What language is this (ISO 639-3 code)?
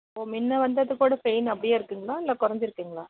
tam